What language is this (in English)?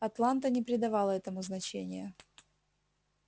Russian